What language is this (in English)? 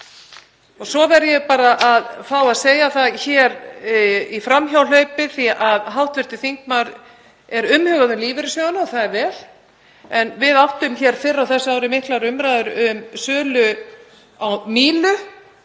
Icelandic